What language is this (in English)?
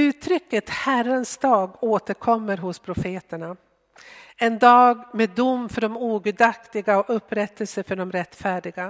Swedish